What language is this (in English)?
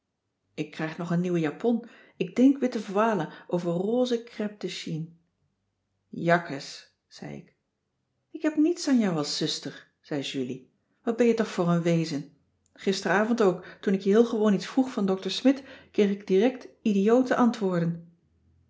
Dutch